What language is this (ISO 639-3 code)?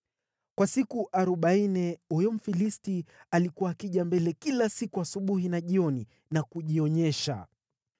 swa